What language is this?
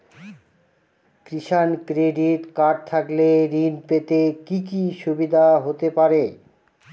Bangla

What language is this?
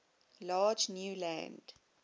English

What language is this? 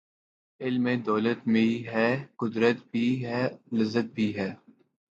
Urdu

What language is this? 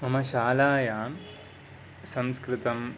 Sanskrit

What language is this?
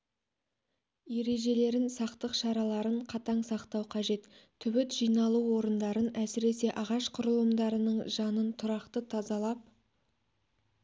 Kazakh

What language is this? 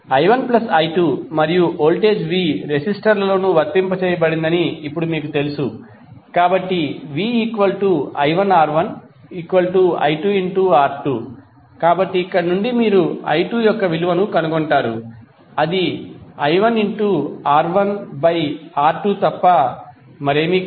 Telugu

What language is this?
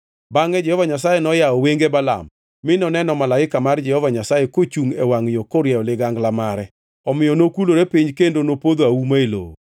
Luo (Kenya and Tanzania)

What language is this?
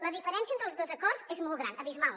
Catalan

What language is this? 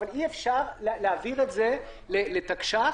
Hebrew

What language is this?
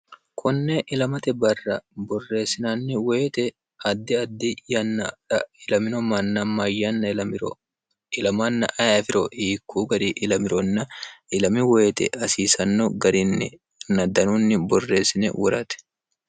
Sidamo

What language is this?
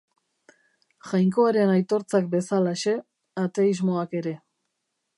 Basque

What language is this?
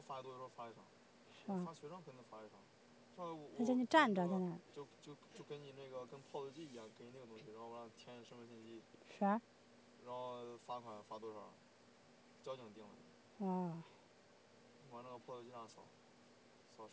Chinese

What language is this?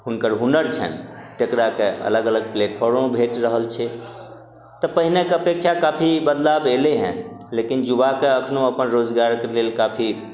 Maithili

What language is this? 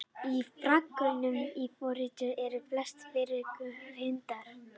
Icelandic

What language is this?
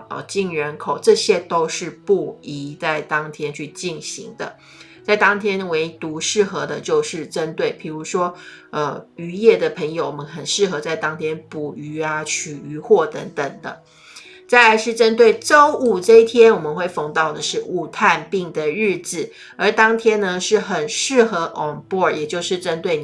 Chinese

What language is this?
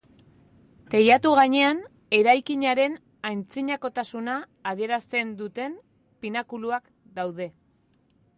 Basque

